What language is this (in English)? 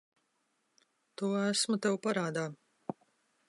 Latvian